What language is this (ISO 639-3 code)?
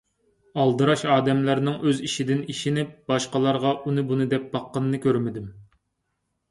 uig